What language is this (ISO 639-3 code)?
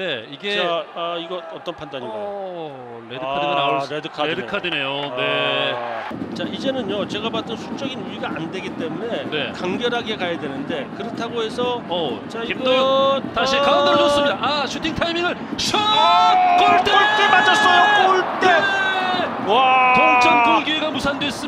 kor